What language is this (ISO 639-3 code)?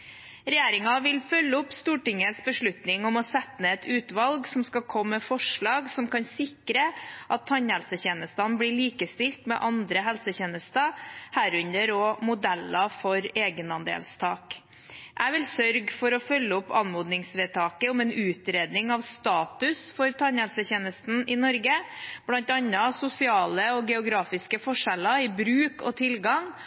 nob